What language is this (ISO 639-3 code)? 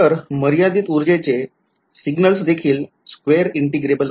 mar